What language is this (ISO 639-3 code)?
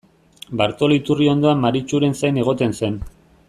eus